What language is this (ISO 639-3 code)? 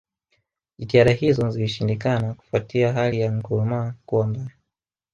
swa